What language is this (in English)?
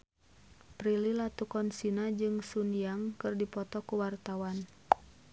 Sundanese